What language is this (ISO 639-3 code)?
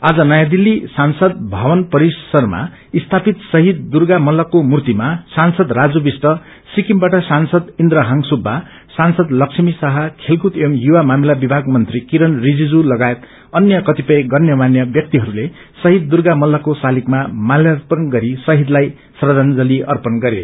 nep